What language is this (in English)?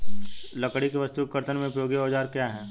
Hindi